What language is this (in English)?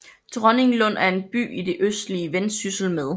Danish